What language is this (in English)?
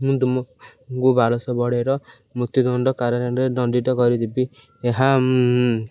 Odia